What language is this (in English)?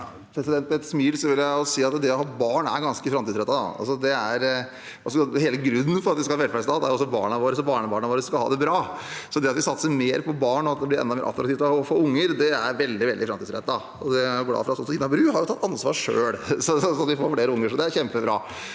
Norwegian